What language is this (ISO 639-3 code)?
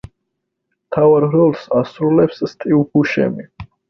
kat